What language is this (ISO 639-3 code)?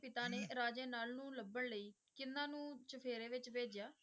pan